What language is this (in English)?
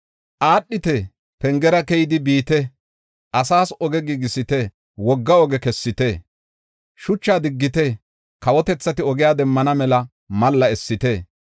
Gofa